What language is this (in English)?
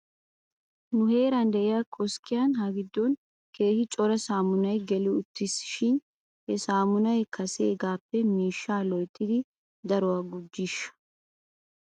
Wolaytta